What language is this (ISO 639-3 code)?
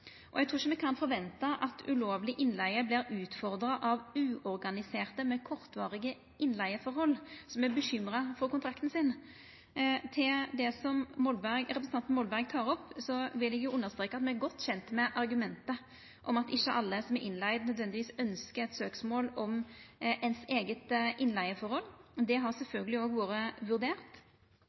nno